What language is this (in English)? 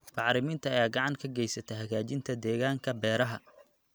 Somali